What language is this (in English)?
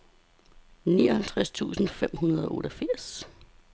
Danish